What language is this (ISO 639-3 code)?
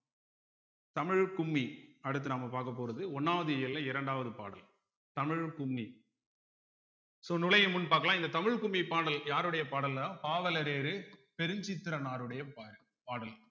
tam